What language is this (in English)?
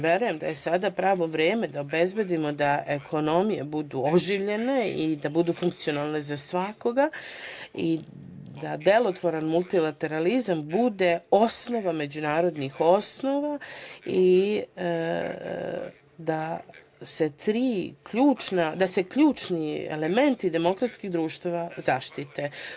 Serbian